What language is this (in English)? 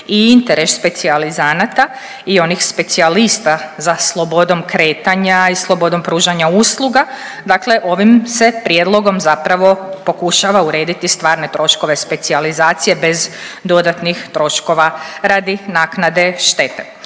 Croatian